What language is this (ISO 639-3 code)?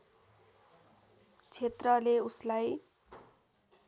nep